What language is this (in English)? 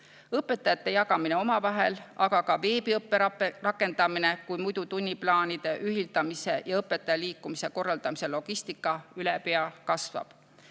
Estonian